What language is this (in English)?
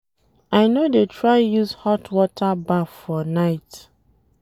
Nigerian Pidgin